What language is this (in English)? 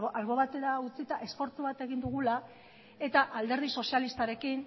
Basque